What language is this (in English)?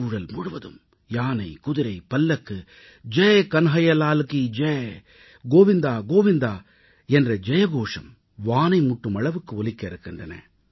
Tamil